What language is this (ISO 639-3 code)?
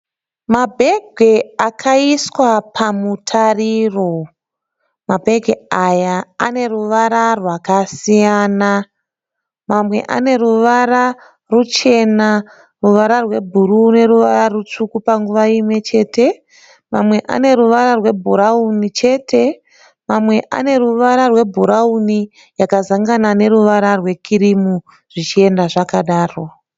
sna